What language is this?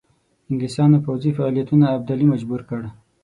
Pashto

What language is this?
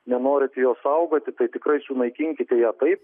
Lithuanian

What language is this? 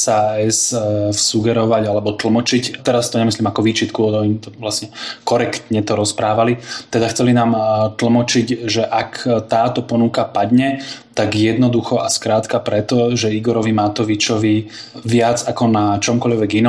Slovak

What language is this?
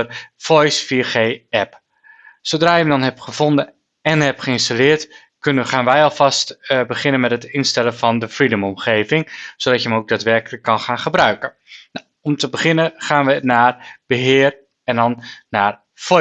Dutch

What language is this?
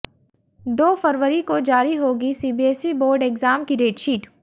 Hindi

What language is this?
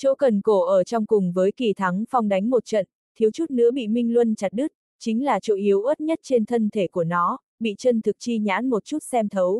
Vietnamese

